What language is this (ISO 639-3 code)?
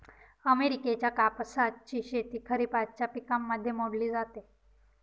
mar